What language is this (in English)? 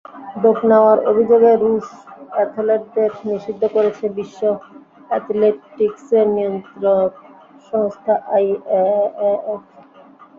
Bangla